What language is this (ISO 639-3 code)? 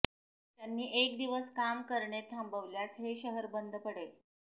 mar